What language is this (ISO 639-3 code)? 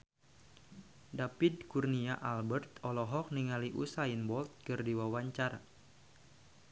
sun